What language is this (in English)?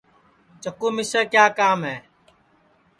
Sansi